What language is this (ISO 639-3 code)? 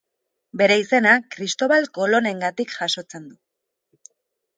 eus